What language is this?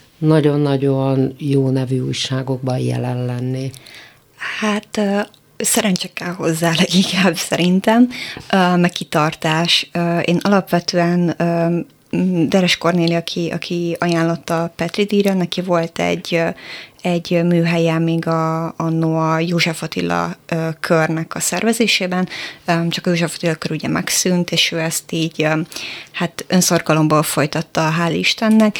Hungarian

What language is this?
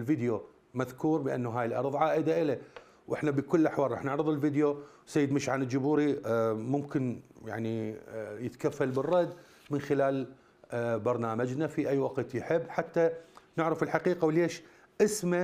Arabic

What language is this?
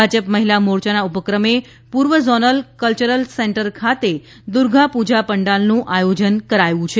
Gujarati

